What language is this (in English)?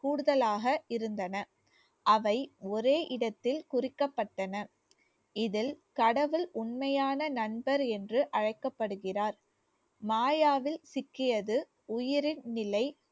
Tamil